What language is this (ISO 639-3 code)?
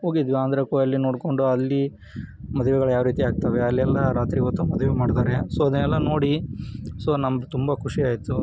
kan